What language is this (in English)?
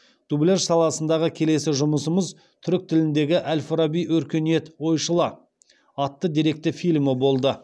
Kazakh